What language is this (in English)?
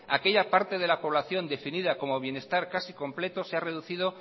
Spanish